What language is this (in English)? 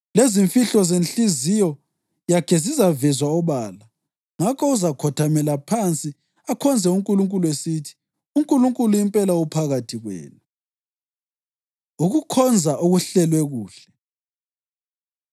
North Ndebele